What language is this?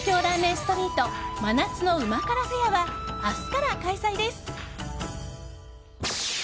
Japanese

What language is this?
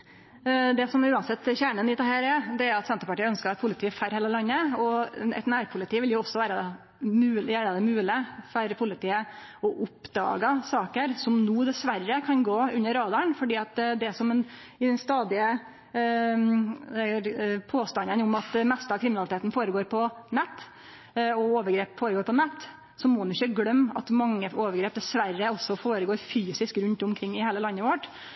Norwegian Nynorsk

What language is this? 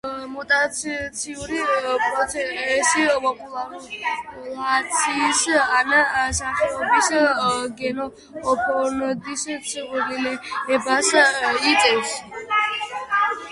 Georgian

